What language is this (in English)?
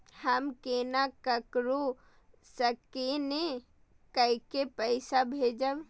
Maithili